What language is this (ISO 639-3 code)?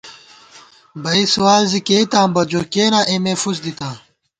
gwt